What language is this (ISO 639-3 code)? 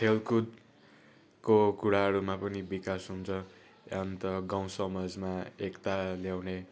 nep